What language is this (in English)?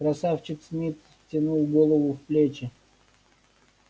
Russian